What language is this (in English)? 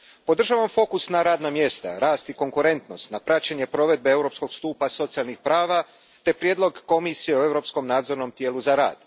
Croatian